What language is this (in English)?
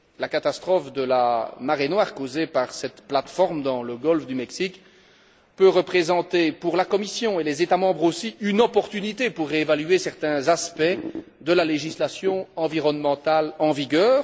French